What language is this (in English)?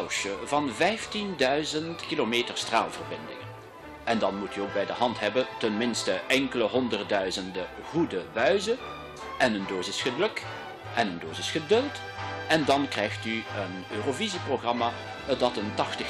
Dutch